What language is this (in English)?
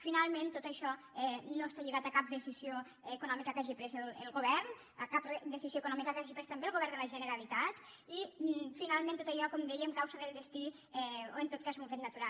Catalan